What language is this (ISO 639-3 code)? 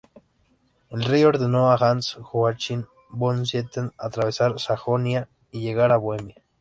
spa